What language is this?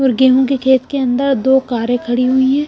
Hindi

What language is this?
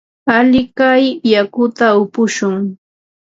Ambo-Pasco Quechua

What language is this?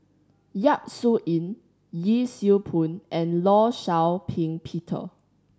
English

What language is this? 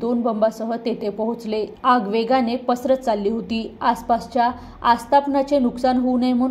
Marathi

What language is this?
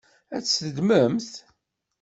Kabyle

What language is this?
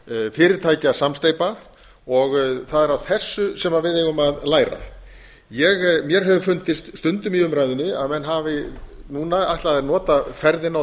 Icelandic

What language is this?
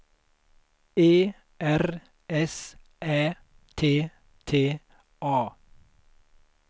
Swedish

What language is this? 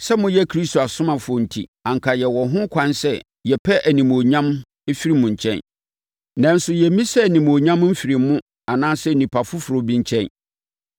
Akan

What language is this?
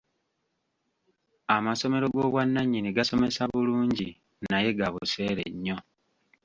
Ganda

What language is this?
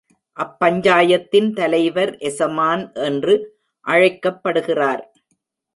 Tamil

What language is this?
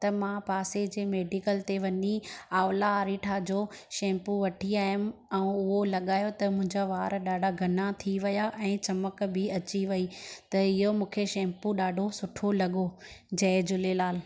Sindhi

